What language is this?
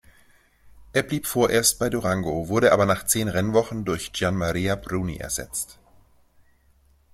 German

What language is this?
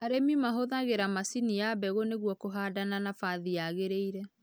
Kikuyu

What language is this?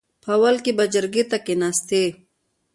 Pashto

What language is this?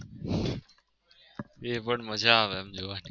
Gujarati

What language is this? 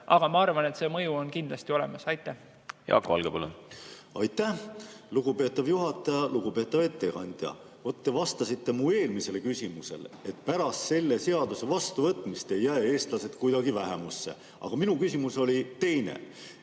Estonian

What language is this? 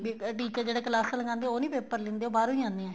Punjabi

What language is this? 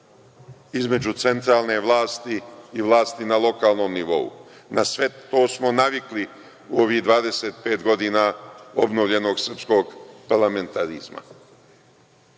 Serbian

